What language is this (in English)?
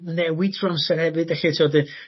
Welsh